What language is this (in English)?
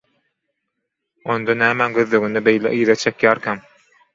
Turkmen